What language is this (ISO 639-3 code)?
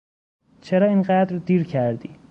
fas